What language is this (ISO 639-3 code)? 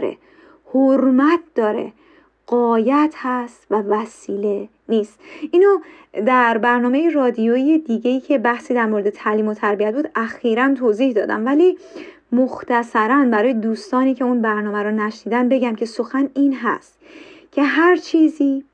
fas